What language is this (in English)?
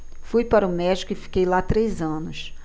Portuguese